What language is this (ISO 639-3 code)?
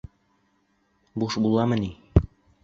bak